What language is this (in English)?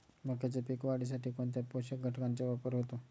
Marathi